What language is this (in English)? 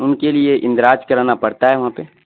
Urdu